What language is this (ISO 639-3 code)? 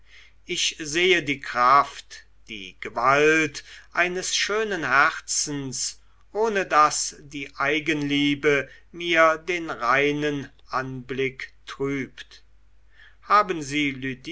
deu